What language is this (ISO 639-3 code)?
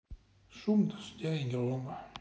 rus